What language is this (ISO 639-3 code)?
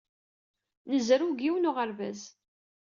kab